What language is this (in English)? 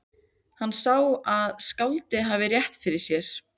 Icelandic